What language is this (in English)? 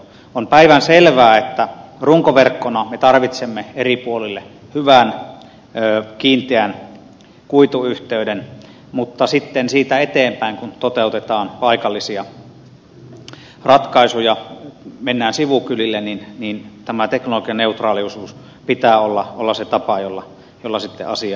Finnish